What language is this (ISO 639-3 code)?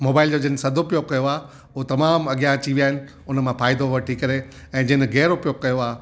snd